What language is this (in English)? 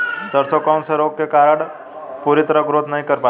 Hindi